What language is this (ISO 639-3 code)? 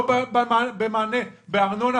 heb